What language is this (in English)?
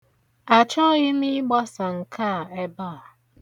Igbo